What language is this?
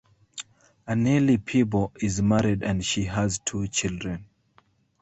English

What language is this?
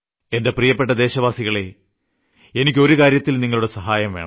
Malayalam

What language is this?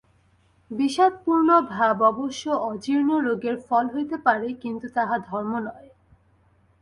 Bangla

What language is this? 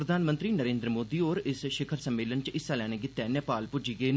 Dogri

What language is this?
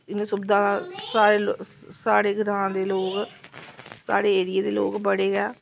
Dogri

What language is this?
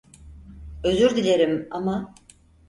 Turkish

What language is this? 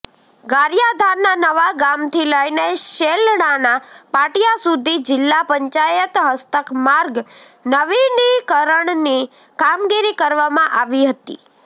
Gujarati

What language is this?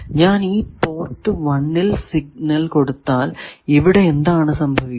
Malayalam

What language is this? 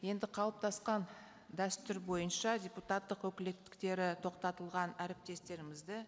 Kazakh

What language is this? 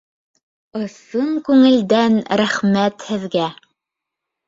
Bashkir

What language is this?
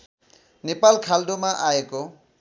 Nepali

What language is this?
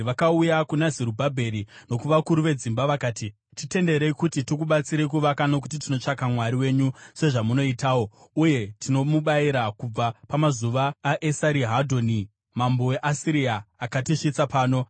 Shona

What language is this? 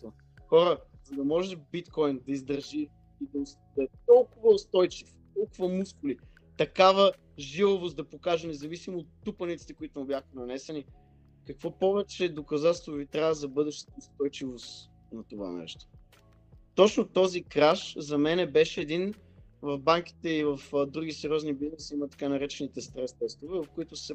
Bulgarian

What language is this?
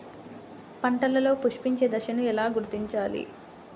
Telugu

